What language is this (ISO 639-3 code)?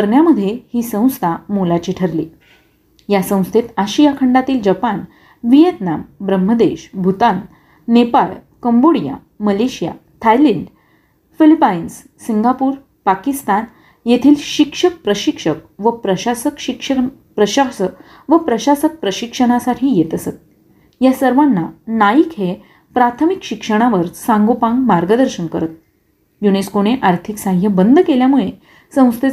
mar